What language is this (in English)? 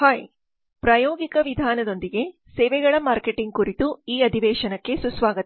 Kannada